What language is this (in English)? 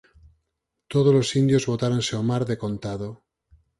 Galician